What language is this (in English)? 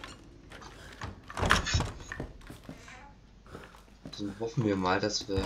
German